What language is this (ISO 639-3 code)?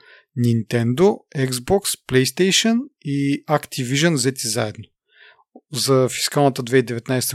bul